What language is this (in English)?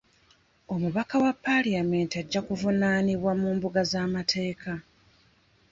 Ganda